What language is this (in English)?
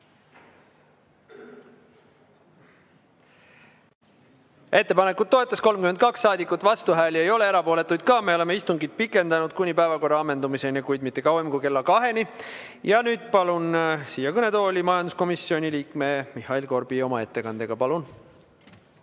Estonian